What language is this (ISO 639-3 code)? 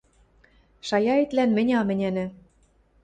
mrj